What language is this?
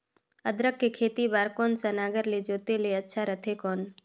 Chhattisgarhi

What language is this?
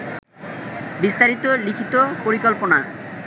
Bangla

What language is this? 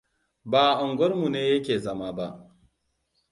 Hausa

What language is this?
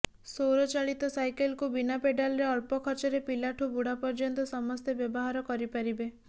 Odia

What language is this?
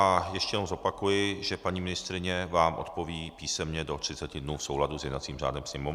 Czech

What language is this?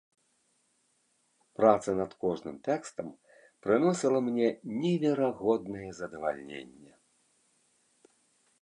Belarusian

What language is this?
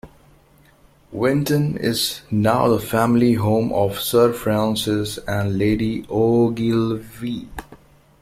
English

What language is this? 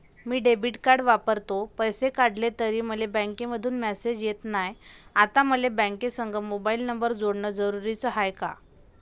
Marathi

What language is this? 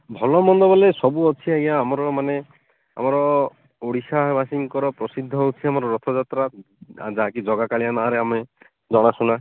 Odia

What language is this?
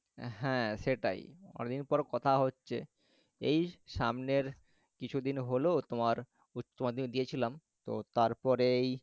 Bangla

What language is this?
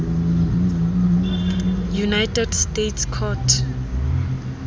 Southern Sotho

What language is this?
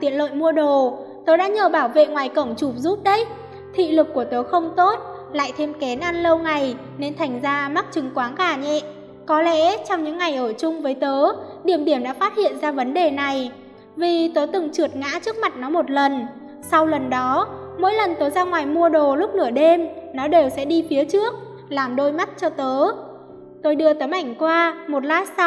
Vietnamese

